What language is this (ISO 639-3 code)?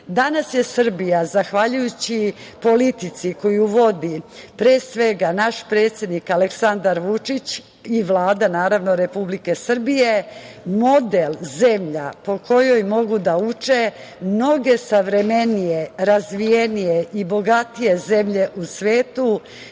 srp